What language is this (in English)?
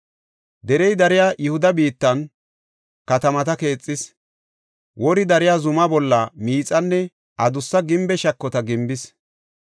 Gofa